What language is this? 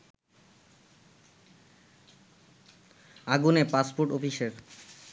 Bangla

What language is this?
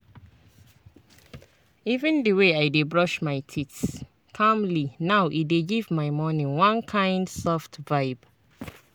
Nigerian Pidgin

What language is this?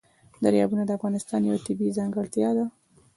Pashto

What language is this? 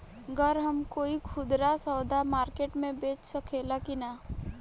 Bhojpuri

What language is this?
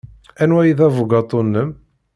Kabyle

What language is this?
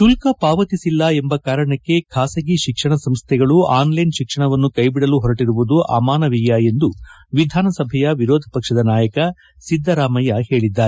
Kannada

